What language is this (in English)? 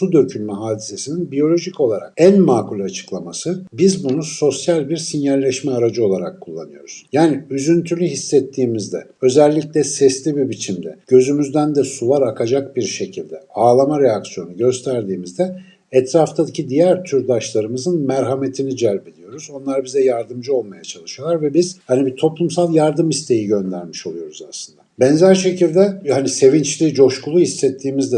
Turkish